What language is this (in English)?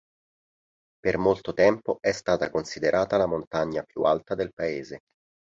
Italian